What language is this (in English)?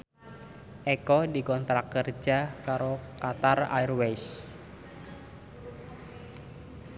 Javanese